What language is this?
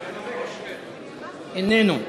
Hebrew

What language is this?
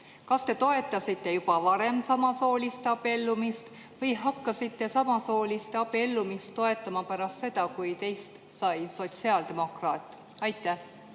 Estonian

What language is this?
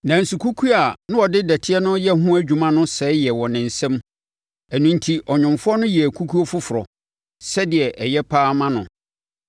Akan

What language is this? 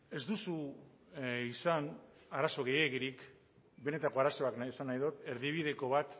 Basque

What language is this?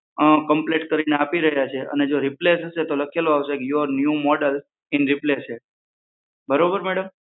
Gujarati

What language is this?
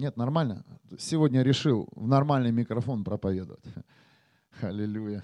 Russian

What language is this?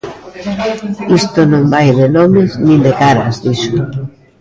Galician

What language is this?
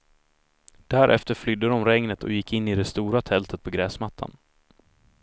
Swedish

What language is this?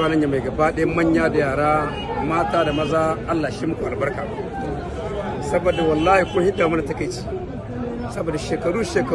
Hausa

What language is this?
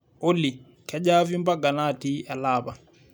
Masai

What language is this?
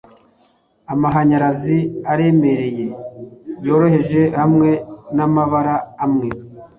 Kinyarwanda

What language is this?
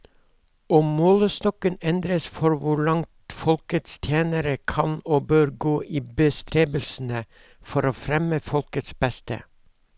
Norwegian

